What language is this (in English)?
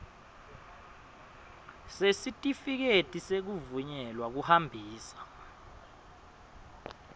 Swati